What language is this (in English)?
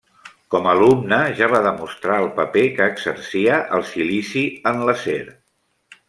Catalan